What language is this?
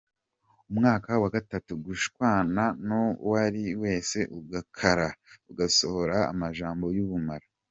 Kinyarwanda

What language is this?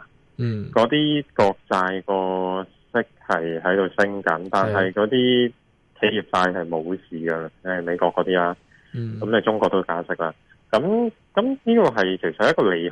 Chinese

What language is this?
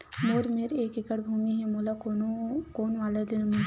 Chhattisgarhi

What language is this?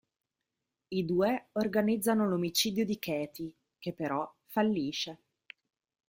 Italian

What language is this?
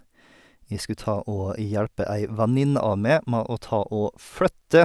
Norwegian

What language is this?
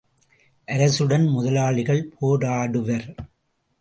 Tamil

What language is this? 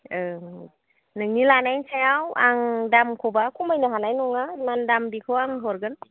Bodo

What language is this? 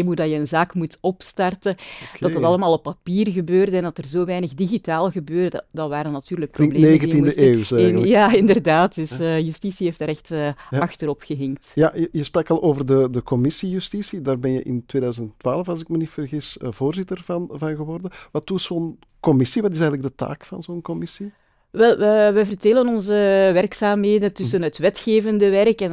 Dutch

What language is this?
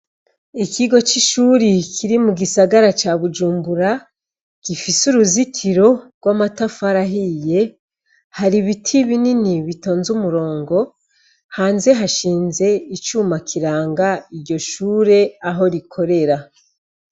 Rundi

